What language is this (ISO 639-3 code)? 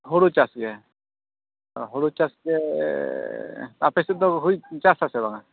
sat